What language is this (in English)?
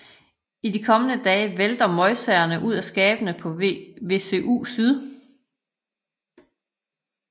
Danish